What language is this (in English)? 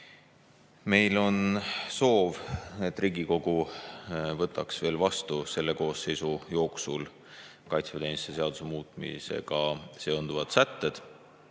Estonian